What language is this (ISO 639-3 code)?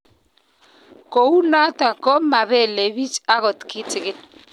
kln